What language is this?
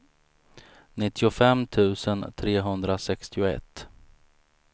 Swedish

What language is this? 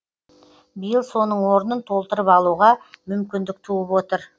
Kazakh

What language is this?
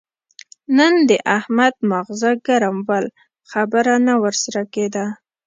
Pashto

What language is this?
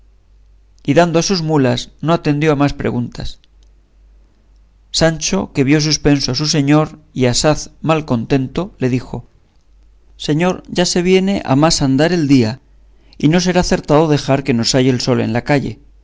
Spanish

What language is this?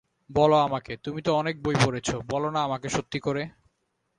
Bangla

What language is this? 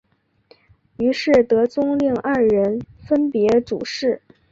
Chinese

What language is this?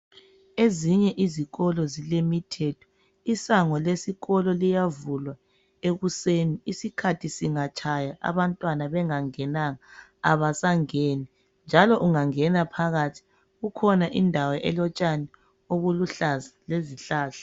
North Ndebele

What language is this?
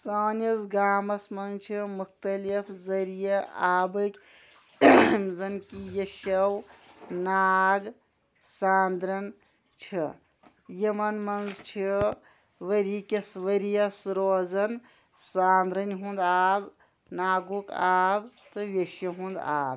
Kashmiri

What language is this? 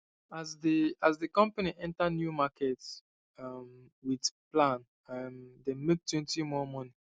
Nigerian Pidgin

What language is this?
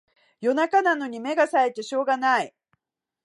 Japanese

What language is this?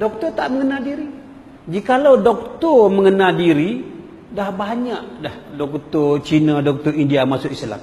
Malay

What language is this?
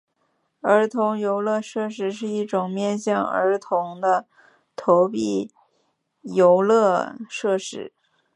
Chinese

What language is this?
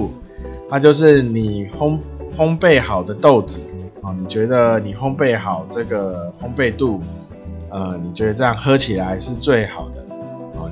Chinese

